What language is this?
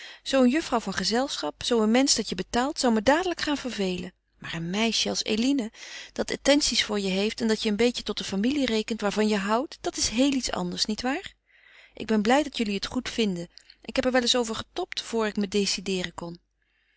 Dutch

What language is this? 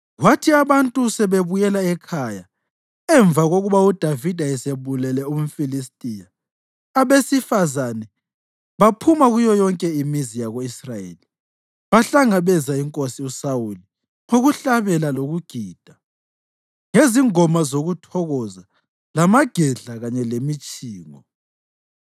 North Ndebele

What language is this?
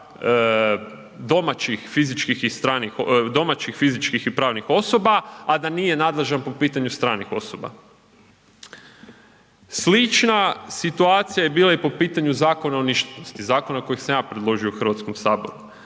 Croatian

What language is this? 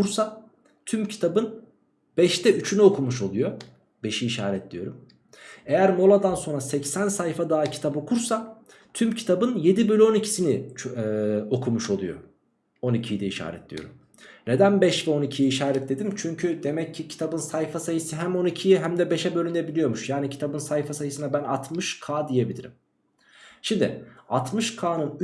Turkish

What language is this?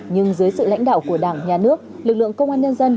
Vietnamese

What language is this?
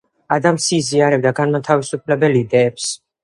Georgian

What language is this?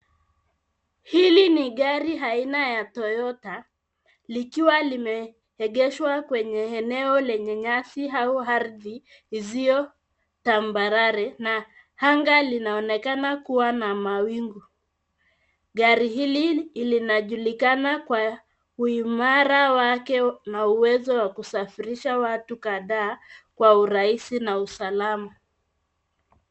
Swahili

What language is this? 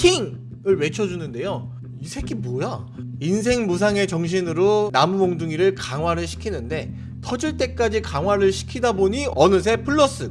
Korean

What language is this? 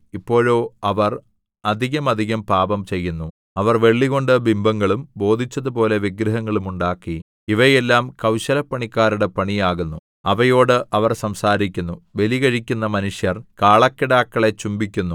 Malayalam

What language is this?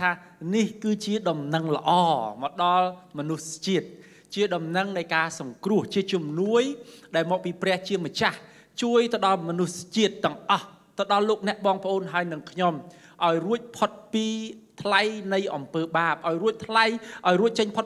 Thai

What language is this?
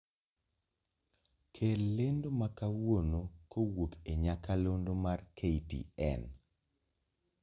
Luo (Kenya and Tanzania)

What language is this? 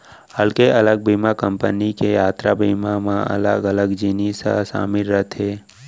Chhattisgarhi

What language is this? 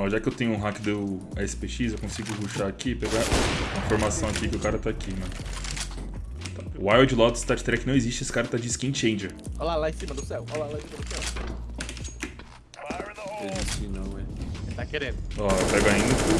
Portuguese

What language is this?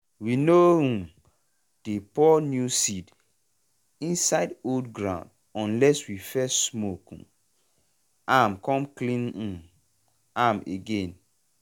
Nigerian Pidgin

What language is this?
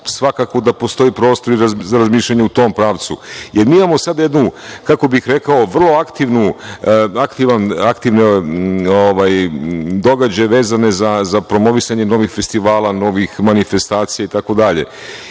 Serbian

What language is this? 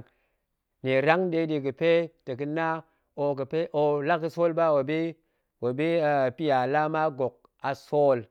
Goemai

